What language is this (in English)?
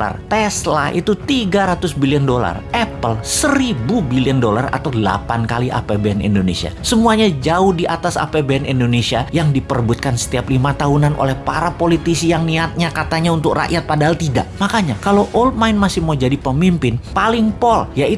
Indonesian